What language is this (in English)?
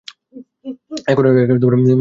Bangla